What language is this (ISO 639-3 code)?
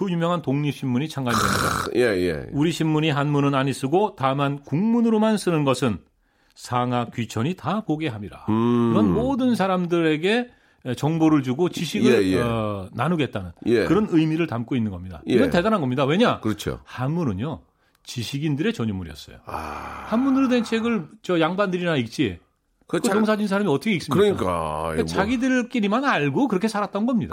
kor